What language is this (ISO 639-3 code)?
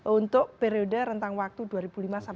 ind